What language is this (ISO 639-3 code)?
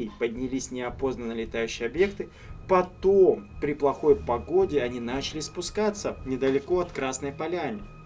rus